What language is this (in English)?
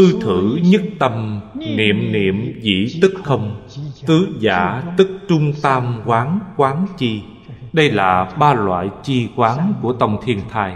Vietnamese